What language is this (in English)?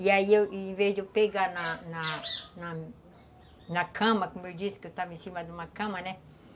Portuguese